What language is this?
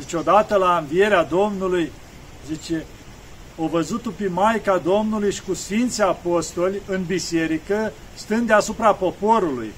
Romanian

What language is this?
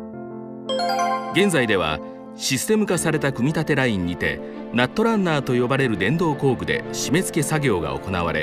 Japanese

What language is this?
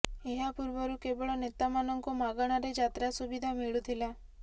Odia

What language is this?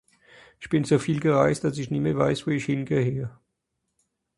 Swiss German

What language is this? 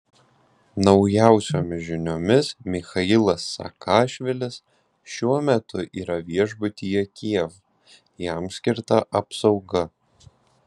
Lithuanian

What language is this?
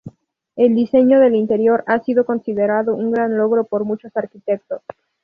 Spanish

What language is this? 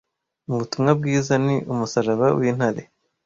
Kinyarwanda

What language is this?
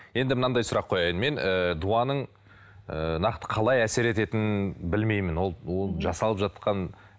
Kazakh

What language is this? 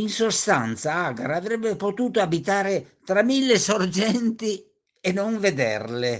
Italian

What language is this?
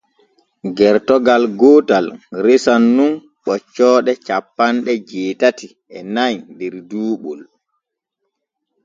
Borgu Fulfulde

